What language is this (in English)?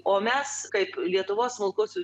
Lithuanian